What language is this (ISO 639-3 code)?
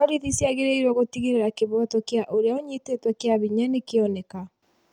kik